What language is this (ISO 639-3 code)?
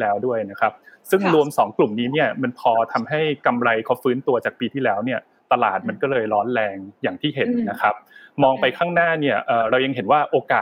tha